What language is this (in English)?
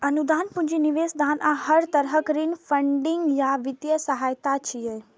Maithili